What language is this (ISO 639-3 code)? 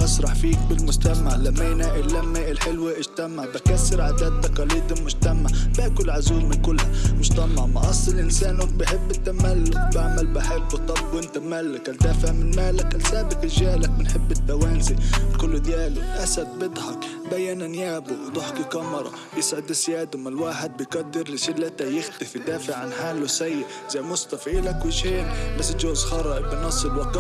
ara